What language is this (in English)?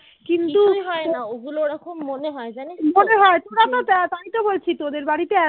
Bangla